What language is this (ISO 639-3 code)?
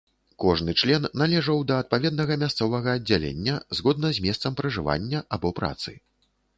bel